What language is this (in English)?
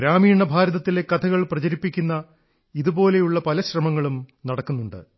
Malayalam